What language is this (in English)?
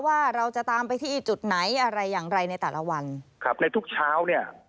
Thai